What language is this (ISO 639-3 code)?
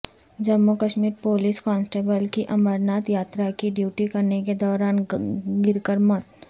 urd